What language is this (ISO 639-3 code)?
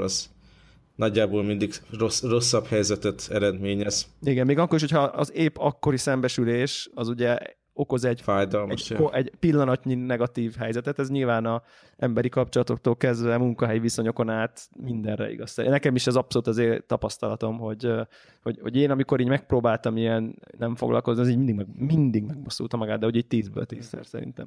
hun